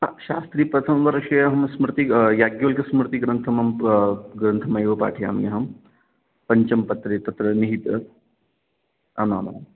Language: Sanskrit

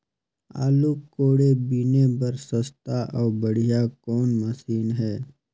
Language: Chhattisgarhi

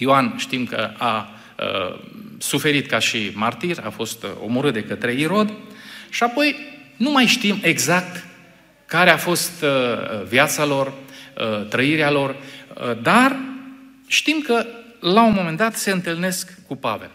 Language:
Romanian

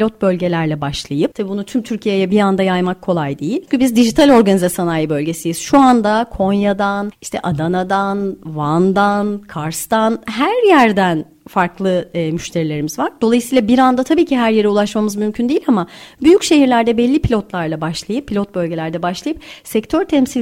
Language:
Turkish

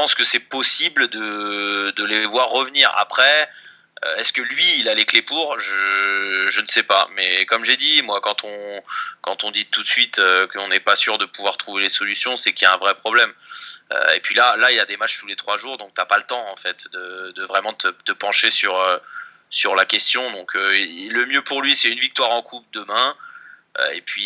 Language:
French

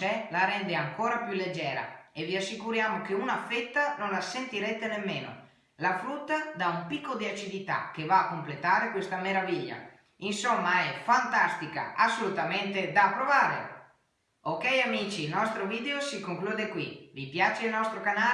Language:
Italian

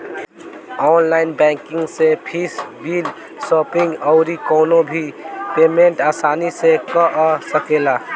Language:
Bhojpuri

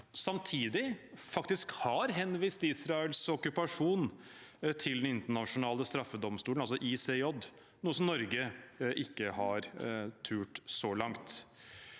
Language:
Norwegian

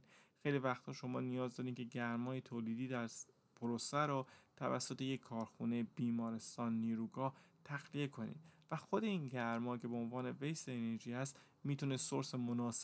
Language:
Persian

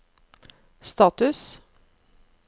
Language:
Norwegian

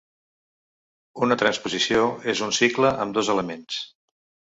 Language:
Catalan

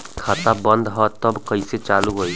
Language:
Bhojpuri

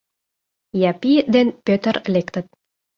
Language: Mari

